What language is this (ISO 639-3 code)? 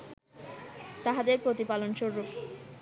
ben